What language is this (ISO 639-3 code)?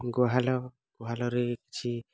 ori